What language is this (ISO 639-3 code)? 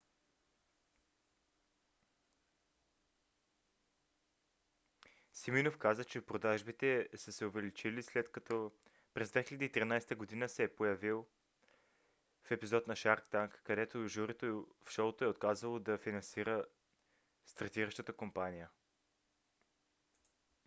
bul